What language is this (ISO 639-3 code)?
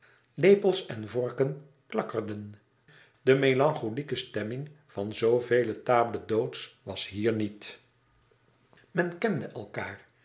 nld